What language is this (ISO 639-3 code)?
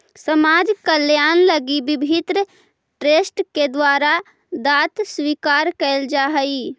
mag